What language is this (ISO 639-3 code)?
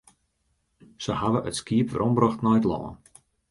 fry